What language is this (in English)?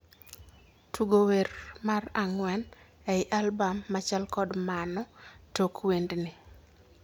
Luo (Kenya and Tanzania)